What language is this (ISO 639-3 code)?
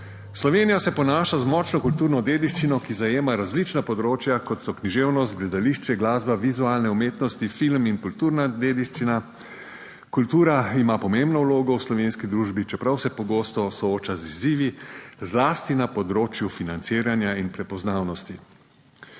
slv